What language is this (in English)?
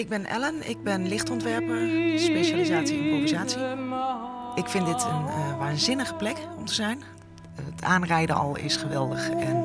Dutch